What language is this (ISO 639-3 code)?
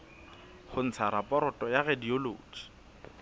sot